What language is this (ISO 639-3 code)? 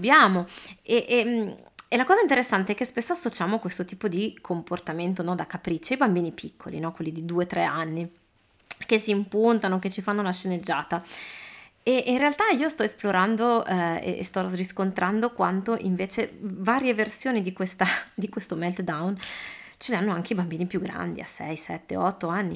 ita